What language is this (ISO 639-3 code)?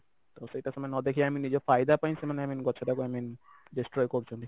ori